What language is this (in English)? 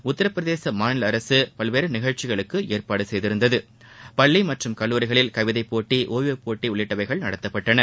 Tamil